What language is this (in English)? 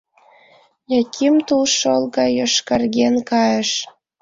Mari